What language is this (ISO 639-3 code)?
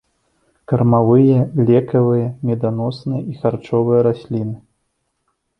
bel